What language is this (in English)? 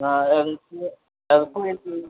Tamil